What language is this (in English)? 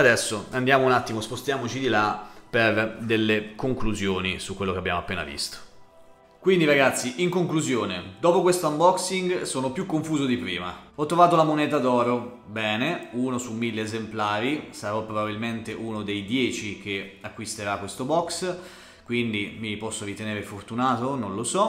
Italian